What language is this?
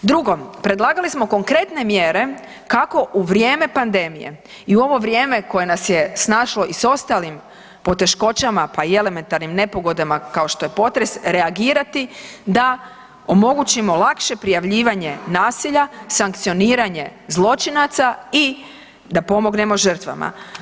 Croatian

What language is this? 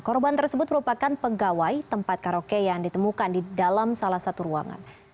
Indonesian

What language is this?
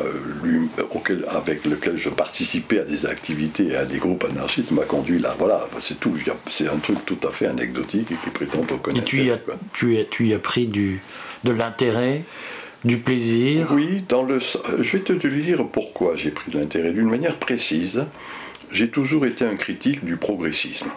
French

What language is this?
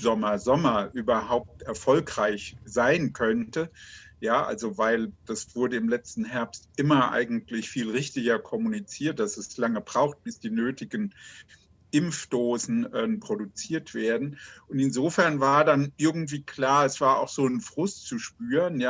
German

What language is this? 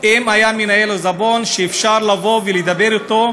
Hebrew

